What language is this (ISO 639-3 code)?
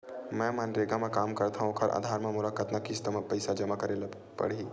hne